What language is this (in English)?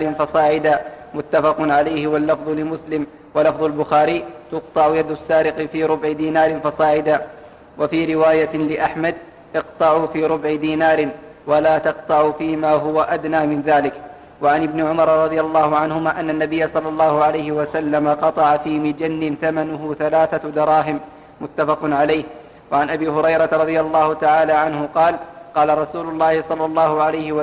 Arabic